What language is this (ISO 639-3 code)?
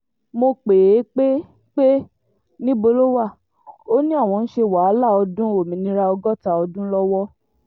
yor